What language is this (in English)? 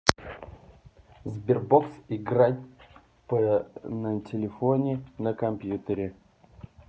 Russian